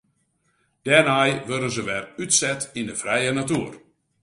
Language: Western Frisian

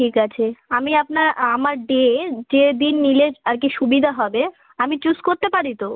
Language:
Bangla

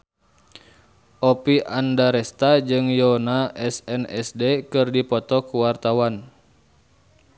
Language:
Sundanese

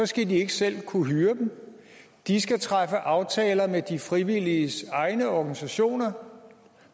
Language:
Danish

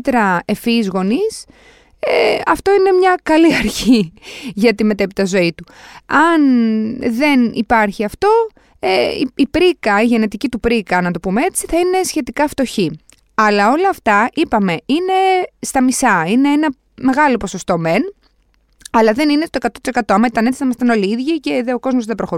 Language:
Greek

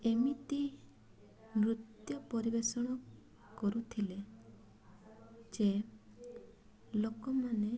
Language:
Odia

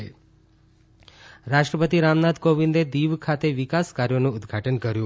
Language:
Gujarati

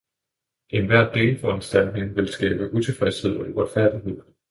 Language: Danish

